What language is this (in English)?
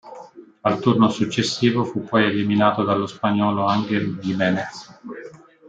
Italian